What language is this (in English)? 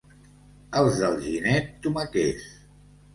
Catalan